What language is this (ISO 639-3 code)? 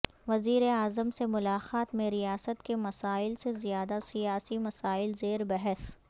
urd